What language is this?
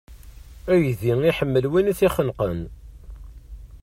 Kabyle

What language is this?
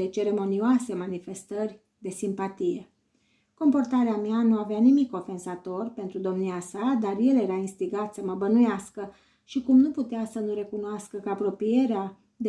Romanian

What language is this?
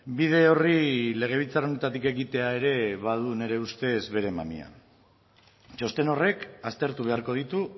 Basque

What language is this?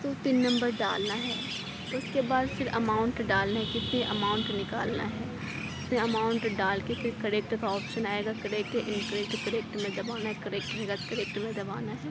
Urdu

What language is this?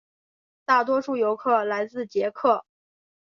Chinese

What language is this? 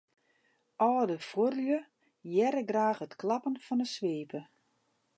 Western Frisian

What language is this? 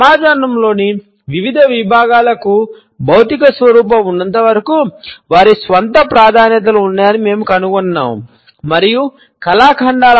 Telugu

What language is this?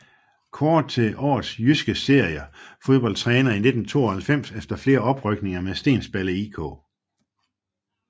Danish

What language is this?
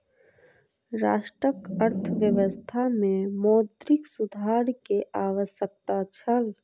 Maithili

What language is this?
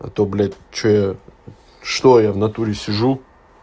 Russian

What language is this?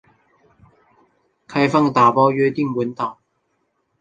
Chinese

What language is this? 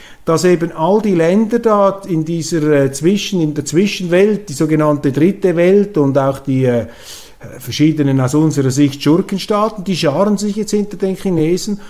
German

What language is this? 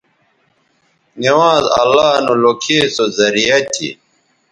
Bateri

